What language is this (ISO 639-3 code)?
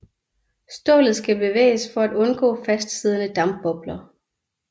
dan